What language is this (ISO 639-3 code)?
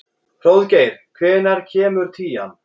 isl